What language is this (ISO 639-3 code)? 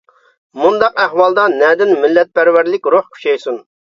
uig